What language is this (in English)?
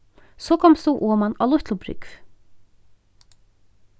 Faroese